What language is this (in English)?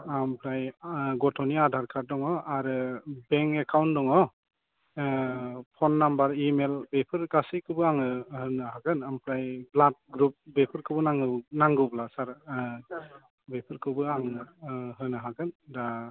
Bodo